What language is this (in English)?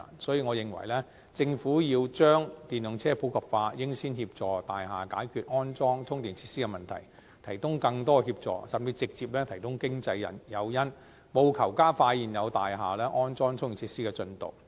Cantonese